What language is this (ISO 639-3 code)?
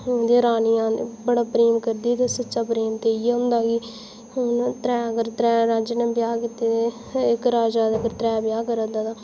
doi